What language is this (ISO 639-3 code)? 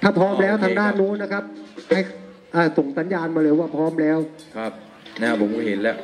tha